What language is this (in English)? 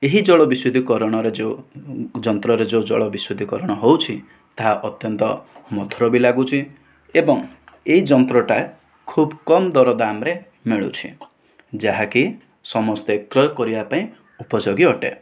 Odia